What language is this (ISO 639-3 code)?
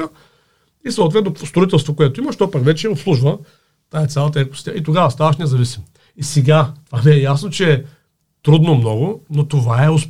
bul